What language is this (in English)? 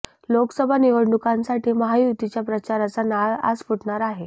Marathi